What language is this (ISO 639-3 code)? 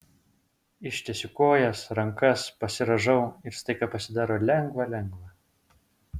lit